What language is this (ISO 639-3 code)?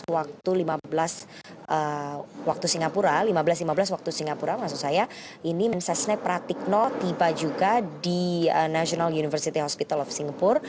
ind